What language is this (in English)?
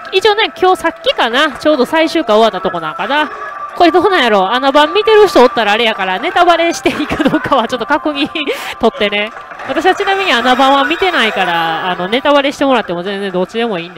Japanese